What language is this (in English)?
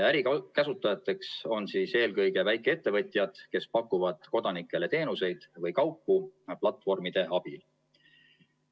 Estonian